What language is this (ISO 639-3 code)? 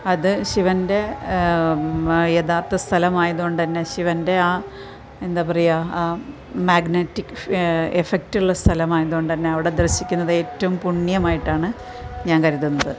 mal